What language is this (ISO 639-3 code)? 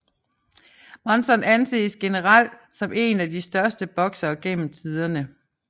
dan